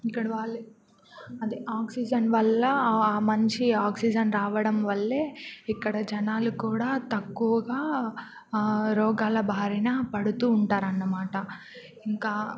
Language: Telugu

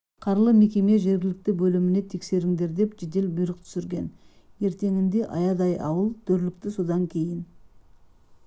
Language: Kazakh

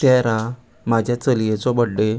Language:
Konkani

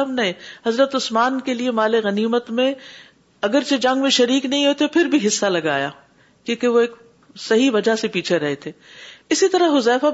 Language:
Urdu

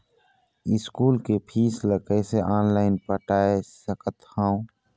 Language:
Chhattisgarhi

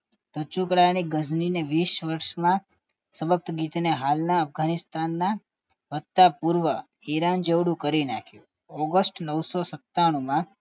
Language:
Gujarati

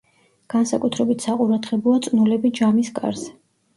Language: Georgian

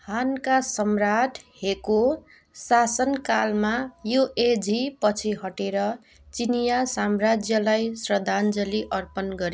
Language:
Nepali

